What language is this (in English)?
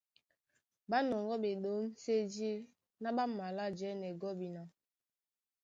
Duala